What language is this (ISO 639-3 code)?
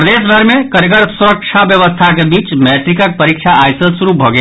mai